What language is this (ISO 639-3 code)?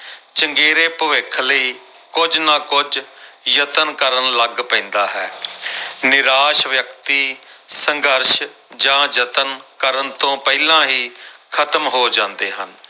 pan